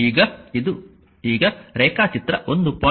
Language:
Kannada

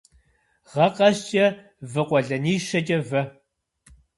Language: Kabardian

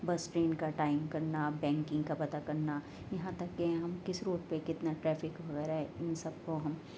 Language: Urdu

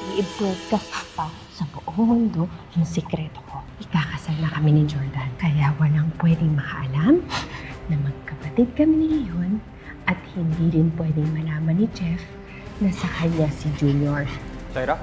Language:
Filipino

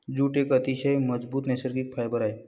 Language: Marathi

